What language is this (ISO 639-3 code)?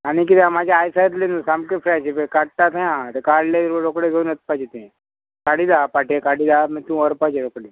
kok